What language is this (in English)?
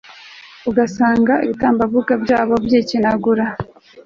Kinyarwanda